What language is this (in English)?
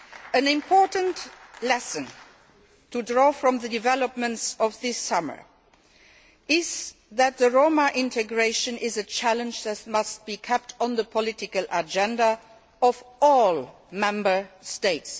English